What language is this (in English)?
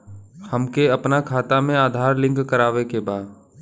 Bhojpuri